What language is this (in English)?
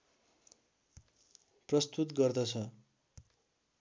Nepali